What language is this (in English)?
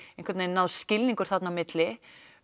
Icelandic